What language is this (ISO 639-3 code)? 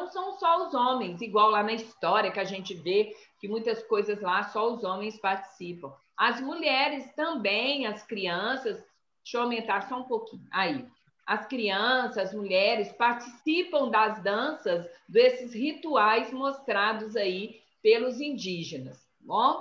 por